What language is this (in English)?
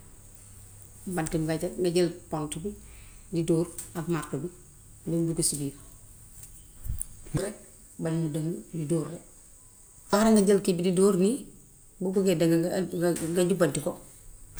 Gambian Wolof